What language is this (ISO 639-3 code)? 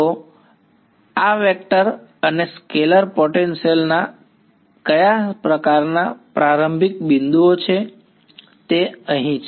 guj